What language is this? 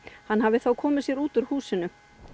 Icelandic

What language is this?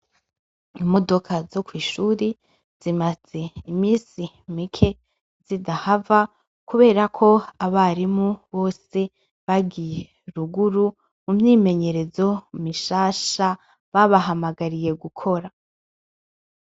Rundi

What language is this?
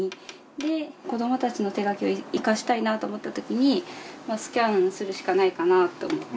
Japanese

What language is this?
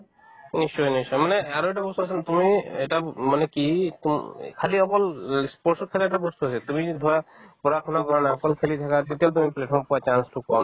Assamese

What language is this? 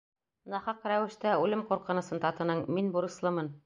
Bashkir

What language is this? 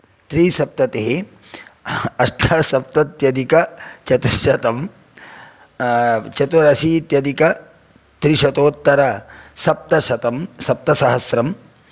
Sanskrit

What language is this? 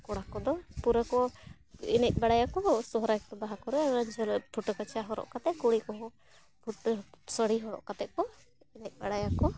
Santali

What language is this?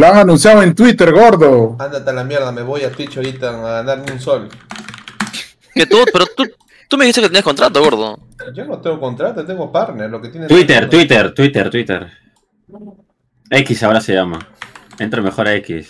Spanish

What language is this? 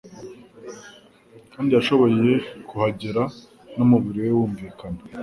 Kinyarwanda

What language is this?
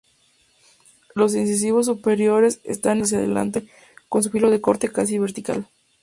Spanish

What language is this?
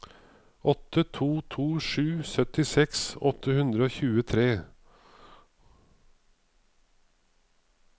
Norwegian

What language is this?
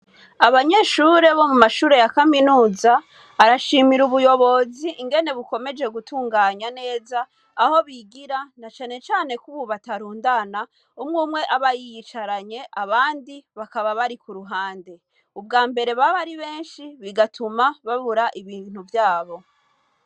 Rundi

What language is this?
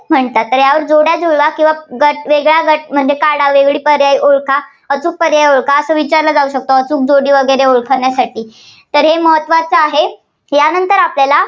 Marathi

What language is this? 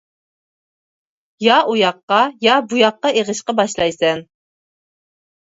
Uyghur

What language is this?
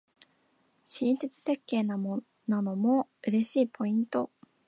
Japanese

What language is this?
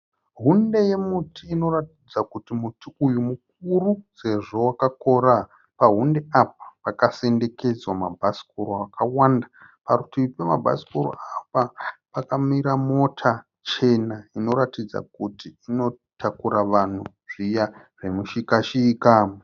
Shona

